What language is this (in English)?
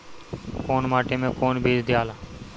Bhojpuri